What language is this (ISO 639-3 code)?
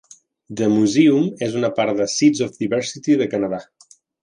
cat